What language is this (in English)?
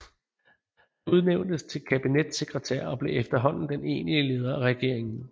Danish